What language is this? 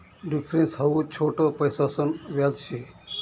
Marathi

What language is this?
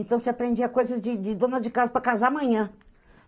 Portuguese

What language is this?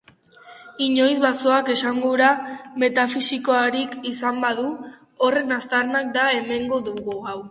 Basque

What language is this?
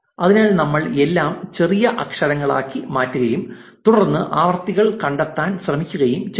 Malayalam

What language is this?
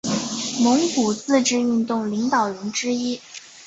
Chinese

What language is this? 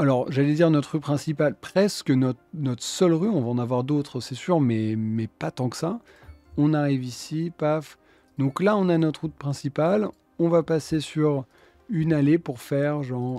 French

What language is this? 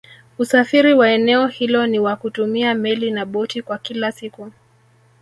Swahili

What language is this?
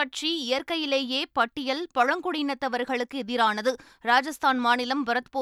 Tamil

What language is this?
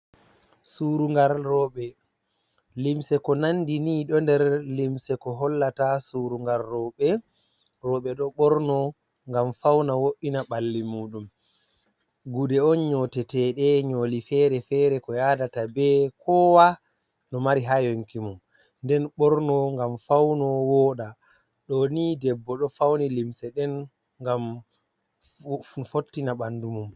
Fula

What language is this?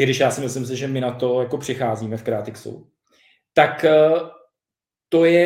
Czech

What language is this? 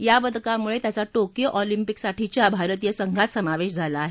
Marathi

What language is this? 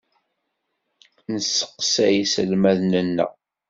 Kabyle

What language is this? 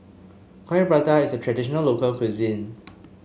English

